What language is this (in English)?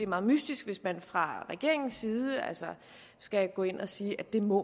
Danish